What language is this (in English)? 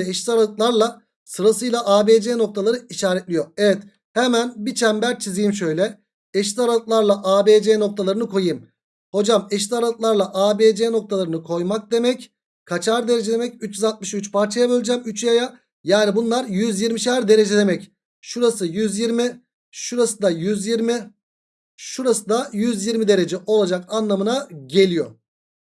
Turkish